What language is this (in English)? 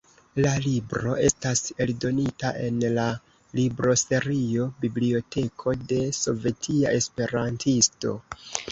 Esperanto